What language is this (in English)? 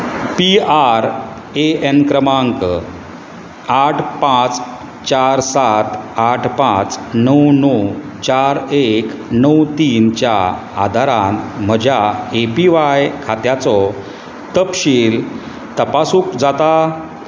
Konkani